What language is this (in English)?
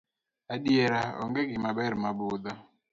Luo (Kenya and Tanzania)